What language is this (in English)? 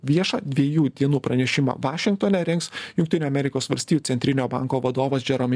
Lithuanian